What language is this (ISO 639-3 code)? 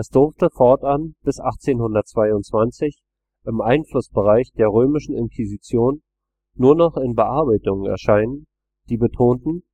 deu